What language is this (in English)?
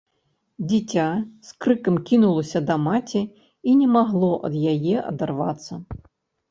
Belarusian